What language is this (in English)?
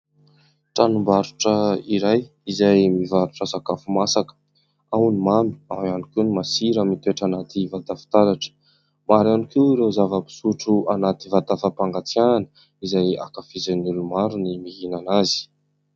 Malagasy